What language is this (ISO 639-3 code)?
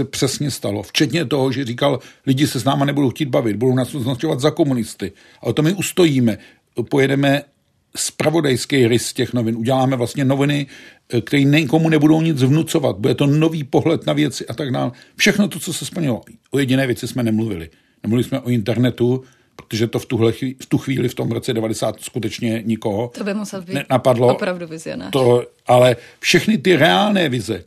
ces